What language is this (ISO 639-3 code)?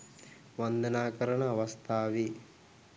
sin